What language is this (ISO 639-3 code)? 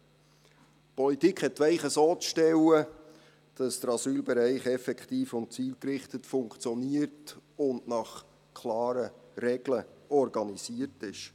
gsw